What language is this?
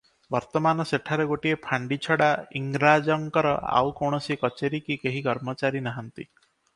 Odia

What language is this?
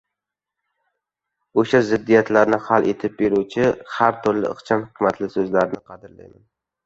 Uzbek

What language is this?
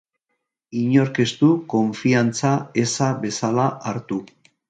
Basque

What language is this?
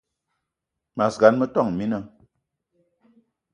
Eton (Cameroon)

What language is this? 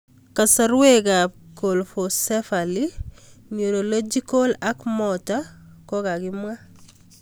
Kalenjin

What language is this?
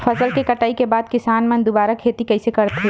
Chhattisgarhi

